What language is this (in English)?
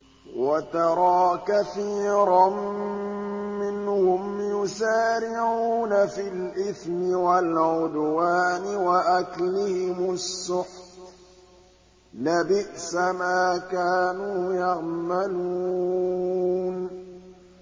Arabic